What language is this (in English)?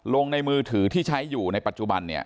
Thai